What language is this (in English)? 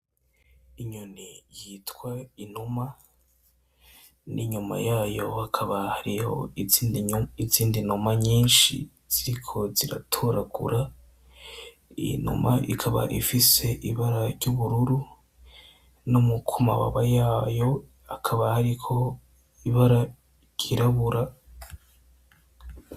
Rundi